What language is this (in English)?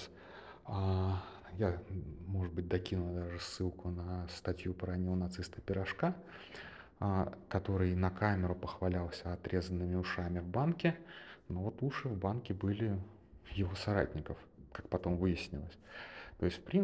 Russian